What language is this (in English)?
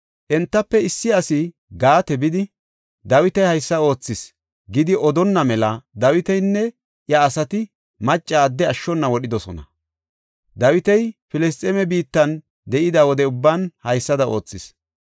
Gofa